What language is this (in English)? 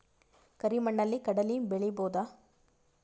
Kannada